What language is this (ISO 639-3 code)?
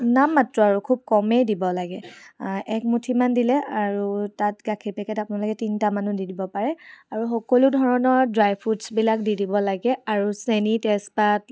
asm